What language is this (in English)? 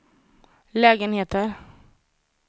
Swedish